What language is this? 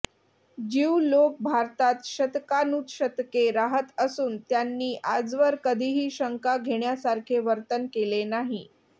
Marathi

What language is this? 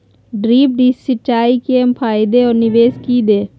Magahi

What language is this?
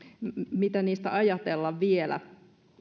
Finnish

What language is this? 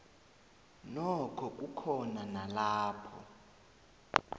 South Ndebele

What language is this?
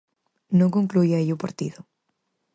Galician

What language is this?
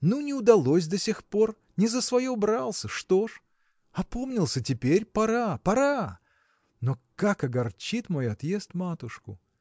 Russian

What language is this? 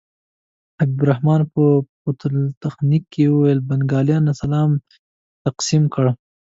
Pashto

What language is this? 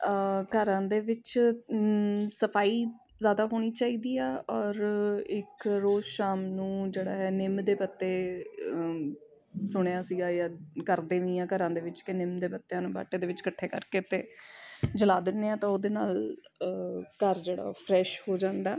Punjabi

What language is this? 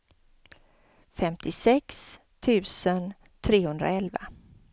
Swedish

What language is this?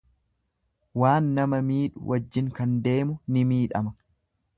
Oromo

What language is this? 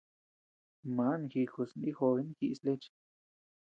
Tepeuxila Cuicatec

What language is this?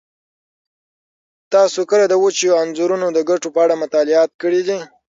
Pashto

